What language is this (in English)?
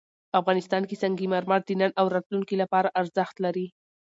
Pashto